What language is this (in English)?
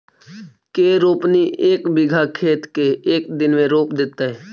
Magahi